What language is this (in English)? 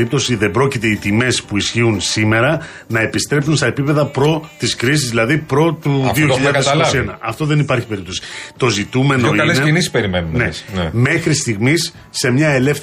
Greek